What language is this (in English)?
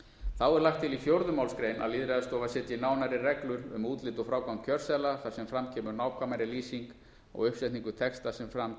Icelandic